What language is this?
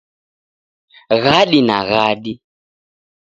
Taita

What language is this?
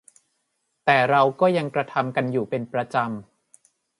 Thai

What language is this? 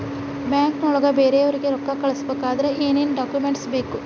Kannada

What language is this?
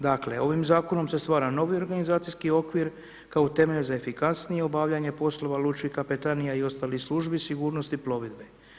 Croatian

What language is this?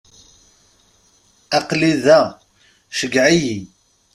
Kabyle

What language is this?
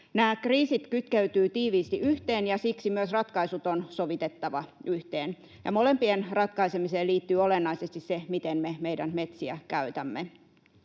Finnish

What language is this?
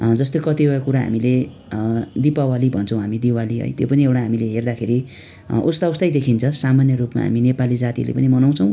Nepali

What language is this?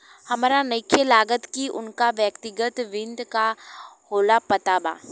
Bhojpuri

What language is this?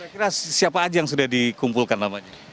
Indonesian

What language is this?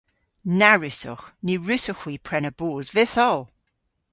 Cornish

